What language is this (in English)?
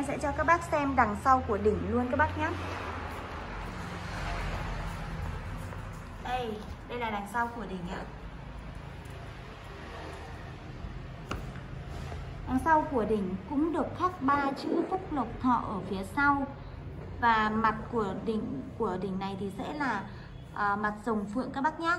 Vietnamese